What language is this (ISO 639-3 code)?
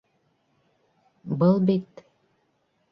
bak